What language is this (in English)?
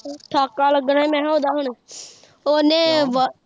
Punjabi